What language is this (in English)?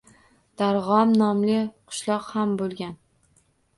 Uzbek